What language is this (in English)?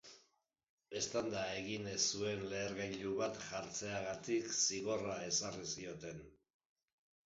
Basque